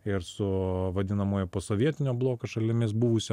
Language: Lithuanian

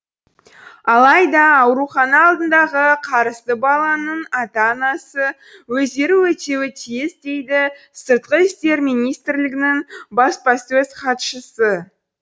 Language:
Kazakh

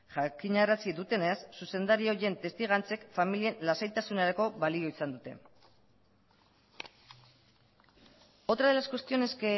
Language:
Basque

